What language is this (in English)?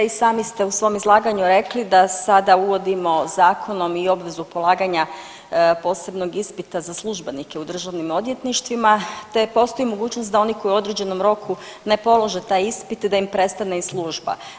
Croatian